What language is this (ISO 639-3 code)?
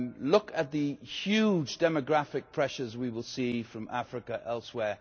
eng